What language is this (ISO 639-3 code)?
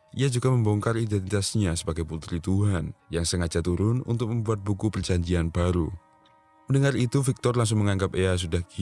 ind